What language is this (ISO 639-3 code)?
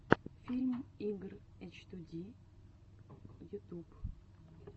rus